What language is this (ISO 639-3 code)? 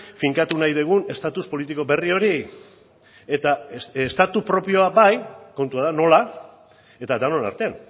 eus